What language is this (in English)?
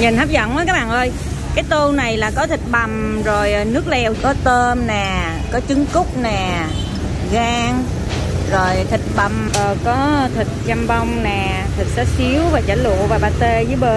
Vietnamese